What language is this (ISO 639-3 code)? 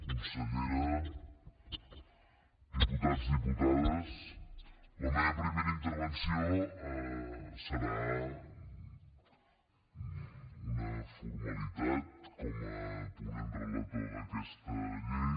cat